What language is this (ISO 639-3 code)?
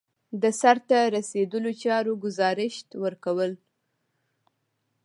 pus